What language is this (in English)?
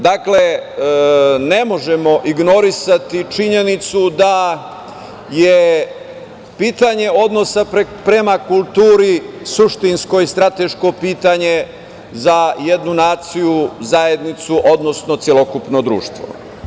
Serbian